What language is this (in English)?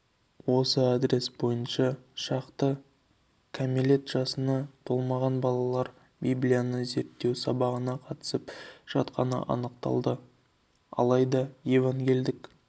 Kazakh